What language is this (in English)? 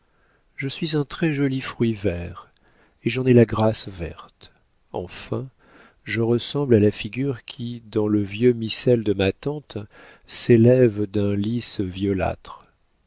French